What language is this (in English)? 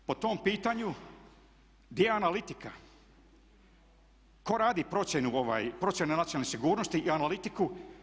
Croatian